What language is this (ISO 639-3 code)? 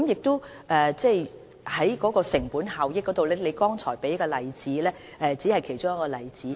yue